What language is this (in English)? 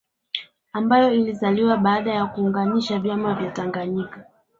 Swahili